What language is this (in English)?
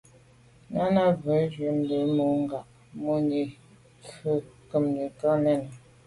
Medumba